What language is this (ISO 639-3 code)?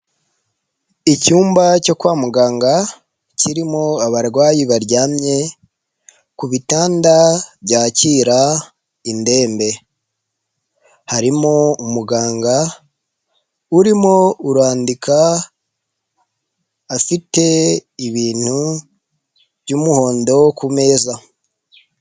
kin